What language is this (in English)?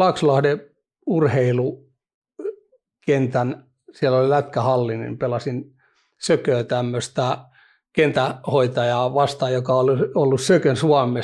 Finnish